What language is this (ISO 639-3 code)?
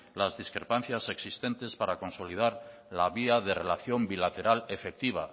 spa